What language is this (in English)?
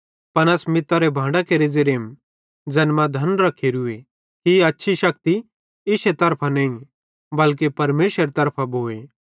Bhadrawahi